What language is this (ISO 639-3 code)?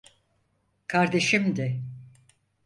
tur